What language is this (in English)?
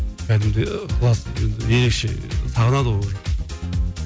Kazakh